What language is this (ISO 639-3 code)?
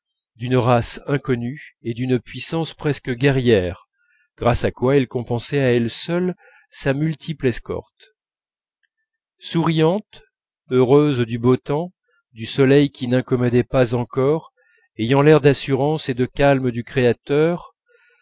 fra